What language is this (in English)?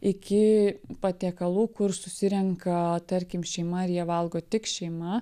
Lithuanian